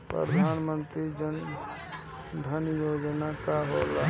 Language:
Bhojpuri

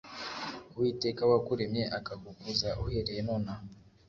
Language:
Kinyarwanda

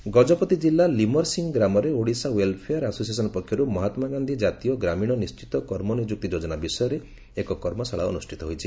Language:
Odia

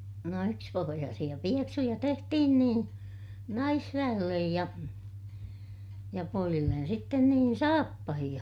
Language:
Finnish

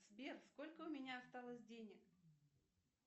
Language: Russian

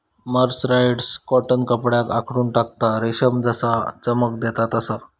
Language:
Marathi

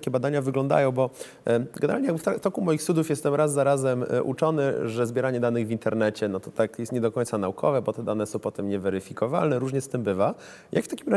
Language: Polish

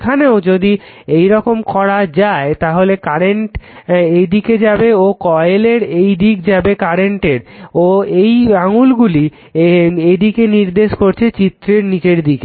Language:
Bangla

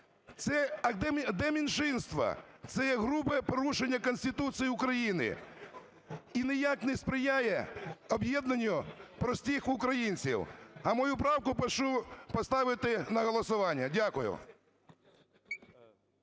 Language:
Ukrainian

